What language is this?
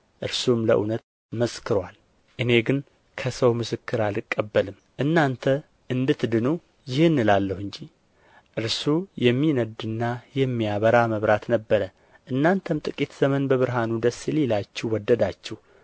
Amharic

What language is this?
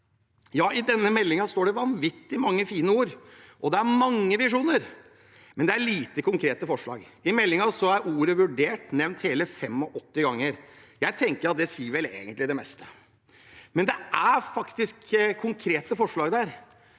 Norwegian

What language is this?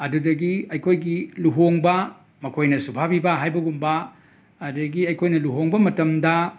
Manipuri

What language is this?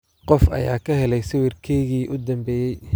Somali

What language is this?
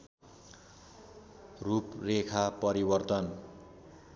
Nepali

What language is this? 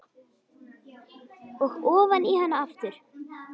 Icelandic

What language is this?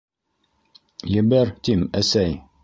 Bashkir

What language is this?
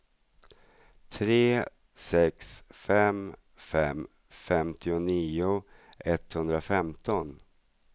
Swedish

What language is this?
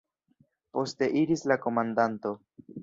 Esperanto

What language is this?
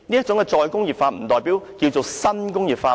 Cantonese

